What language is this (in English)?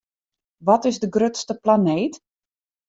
Western Frisian